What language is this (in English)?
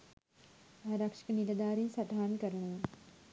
Sinhala